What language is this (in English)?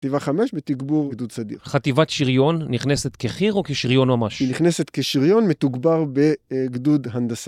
Hebrew